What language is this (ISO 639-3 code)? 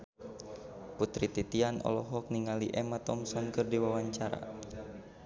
sun